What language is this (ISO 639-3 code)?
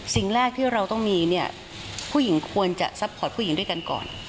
tha